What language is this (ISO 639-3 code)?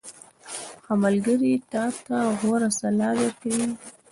pus